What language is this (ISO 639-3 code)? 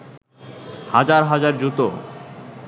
ben